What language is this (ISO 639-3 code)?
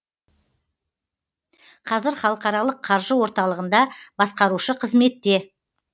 kaz